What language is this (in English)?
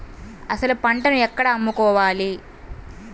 Telugu